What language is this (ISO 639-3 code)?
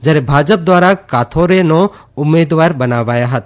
guj